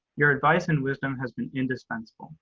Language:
English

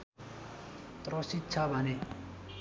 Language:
Nepali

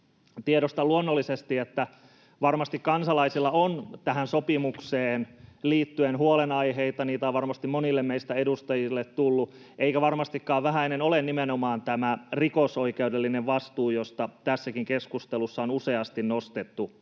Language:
Finnish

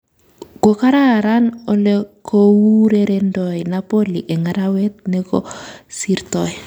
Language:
Kalenjin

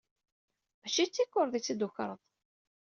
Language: Kabyle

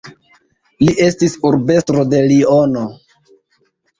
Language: Esperanto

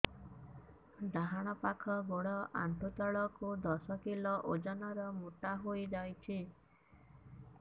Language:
Odia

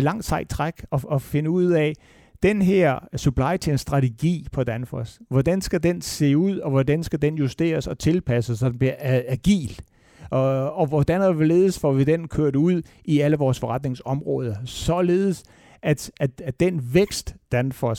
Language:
Danish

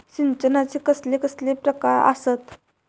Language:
Marathi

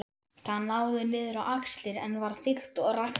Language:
Icelandic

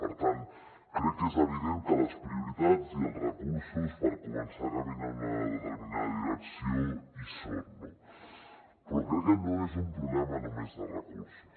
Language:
Catalan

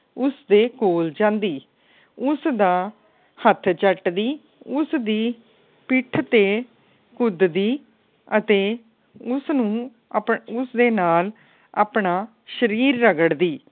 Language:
Punjabi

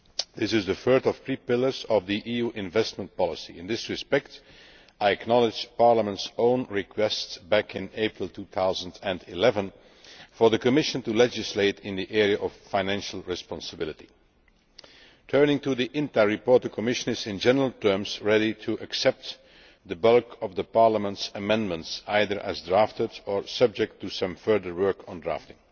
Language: English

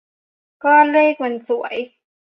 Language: Thai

